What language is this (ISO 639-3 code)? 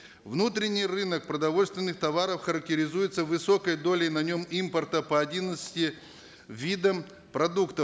kaz